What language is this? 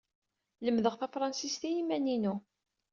Kabyle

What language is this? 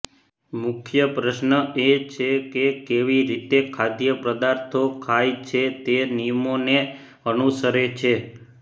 Gujarati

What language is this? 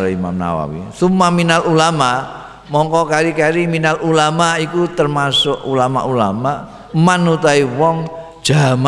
Indonesian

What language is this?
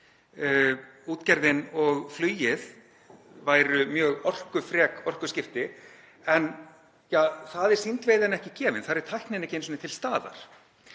Icelandic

